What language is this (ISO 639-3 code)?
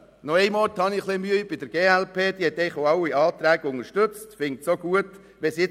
gsw